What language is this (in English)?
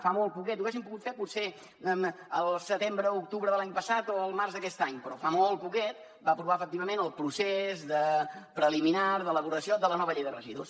Catalan